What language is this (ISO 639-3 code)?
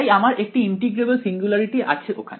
ben